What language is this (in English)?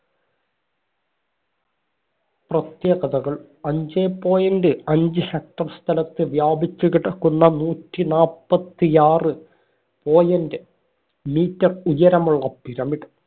Malayalam